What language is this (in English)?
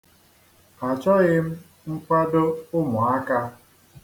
Igbo